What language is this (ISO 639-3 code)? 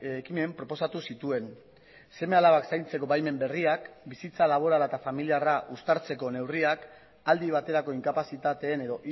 eus